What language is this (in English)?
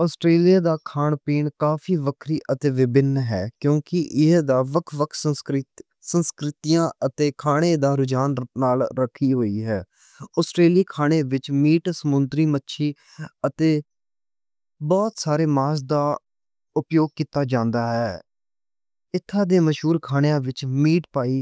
Western Panjabi